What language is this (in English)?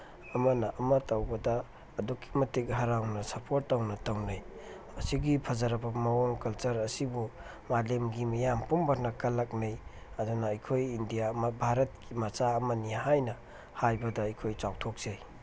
Manipuri